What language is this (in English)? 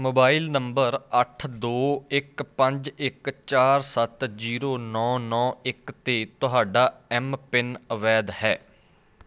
Punjabi